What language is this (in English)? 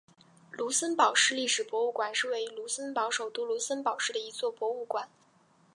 Chinese